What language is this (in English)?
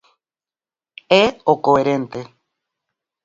Galician